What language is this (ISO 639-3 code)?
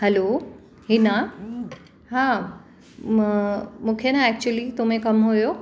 snd